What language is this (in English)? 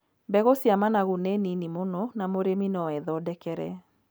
Kikuyu